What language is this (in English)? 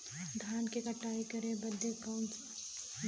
Bhojpuri